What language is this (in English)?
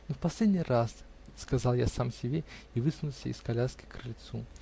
Russian